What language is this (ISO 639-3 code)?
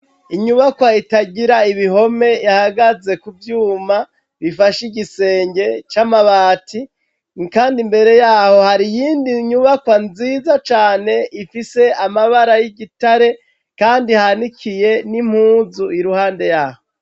run